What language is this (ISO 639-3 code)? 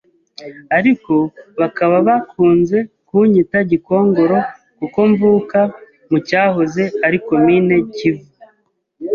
kin